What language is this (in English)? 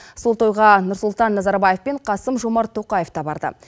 Kazakh